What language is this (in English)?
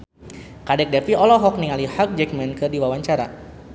Sundanese